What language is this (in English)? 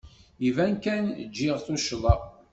Kabyle